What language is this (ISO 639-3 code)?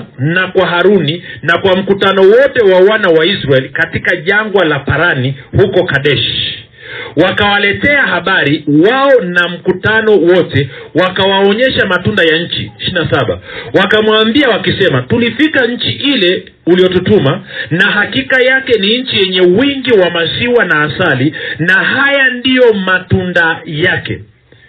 swa